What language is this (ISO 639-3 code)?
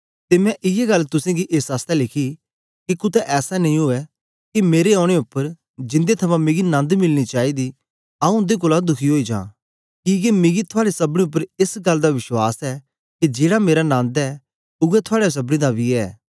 doi